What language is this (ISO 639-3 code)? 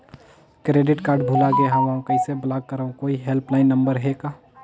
hne